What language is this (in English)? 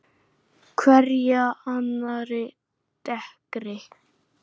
Icelandic